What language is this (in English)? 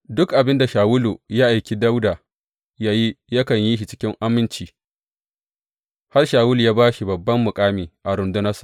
Hausa